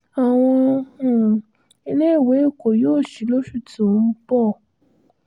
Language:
Yoruba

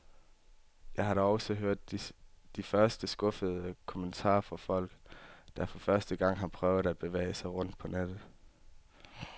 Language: Danish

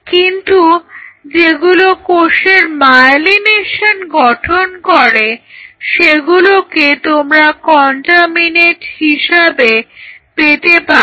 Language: Bangla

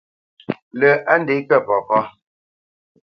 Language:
Bamenyam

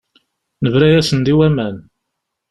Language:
Kabyle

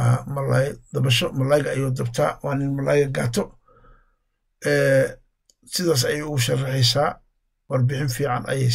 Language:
Arabic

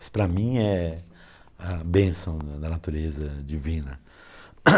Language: Portuguese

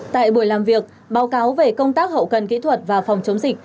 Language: Vietnamese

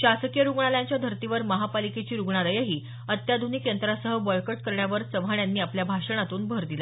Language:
Marathi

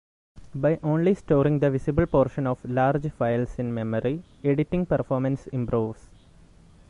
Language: English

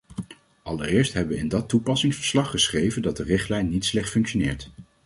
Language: Dutch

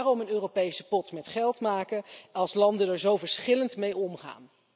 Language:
Dutch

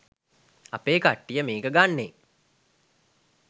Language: Sinhala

